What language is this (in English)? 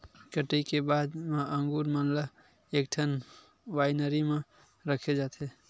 Chhattisgarhi